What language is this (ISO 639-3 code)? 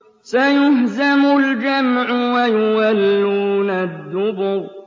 ara